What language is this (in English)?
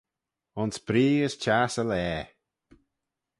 Manx